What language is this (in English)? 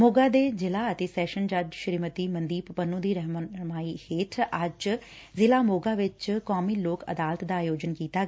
Punjabi